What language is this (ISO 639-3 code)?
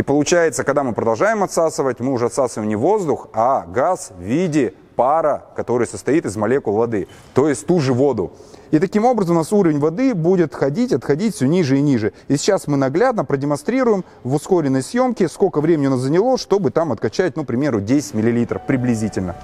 rus